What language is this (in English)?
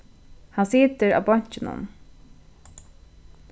Faroese